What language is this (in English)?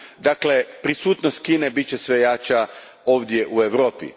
Croatian